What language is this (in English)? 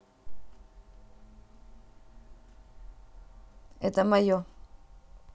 Russian